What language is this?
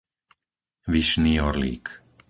Slovak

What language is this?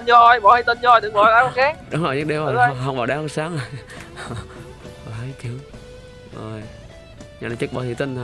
Vietnamese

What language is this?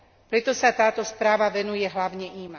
Slovak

